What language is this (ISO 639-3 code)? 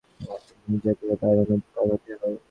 ben